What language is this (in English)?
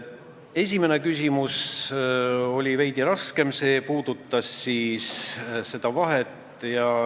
Estonian